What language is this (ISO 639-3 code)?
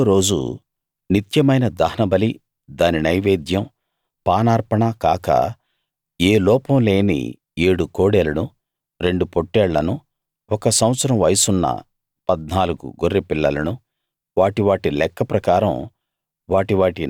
tel